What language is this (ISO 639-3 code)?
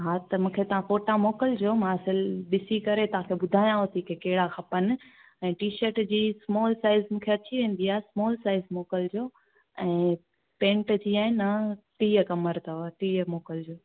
snd